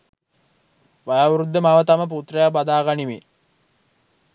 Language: Sinhala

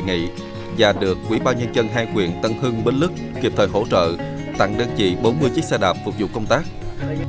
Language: Vietnamese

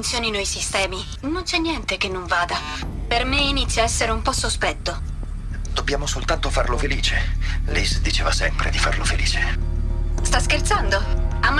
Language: Italian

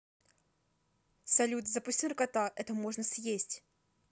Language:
Russian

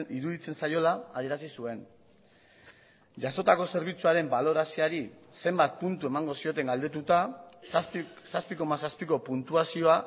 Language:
Basque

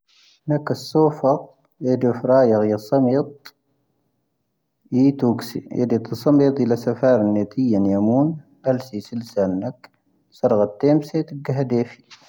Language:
Tahaggart Tamahaq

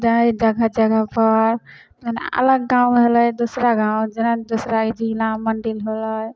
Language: Maithili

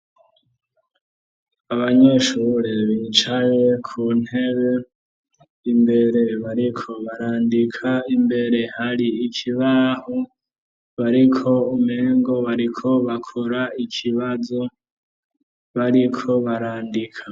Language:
Rundi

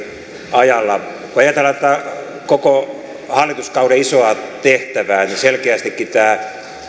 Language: Finnish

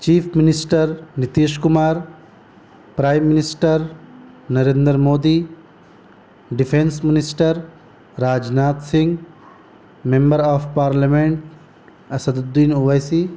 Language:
Urdu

